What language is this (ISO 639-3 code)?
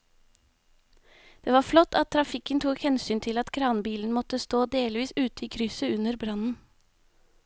nor